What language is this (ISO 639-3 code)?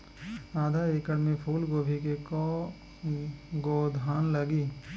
bho